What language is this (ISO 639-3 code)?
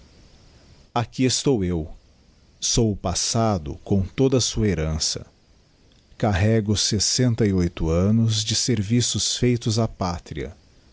por